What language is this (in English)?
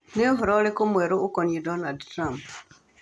Kikuyu